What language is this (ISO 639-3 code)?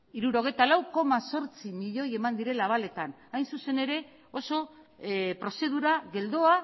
eus